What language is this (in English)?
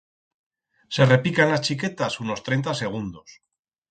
Aragonese